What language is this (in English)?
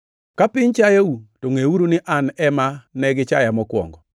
Luo (Kenya and Tanzania)